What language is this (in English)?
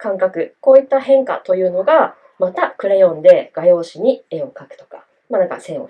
Japanese